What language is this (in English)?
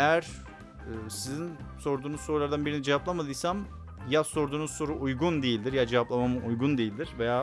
Turkish